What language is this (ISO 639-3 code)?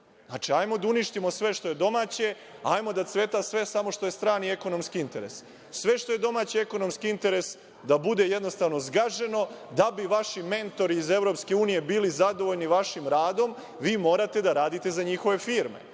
srp